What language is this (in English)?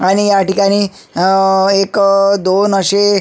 Marathi